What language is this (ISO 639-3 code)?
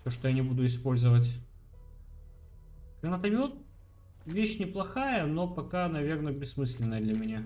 rus